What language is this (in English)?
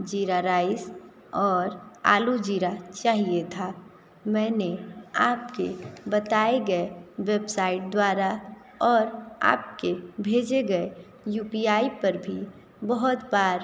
Hindi